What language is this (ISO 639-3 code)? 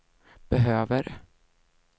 swe